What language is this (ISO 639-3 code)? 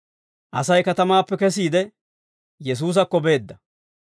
dwr